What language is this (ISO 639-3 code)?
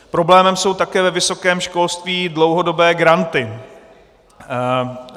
ces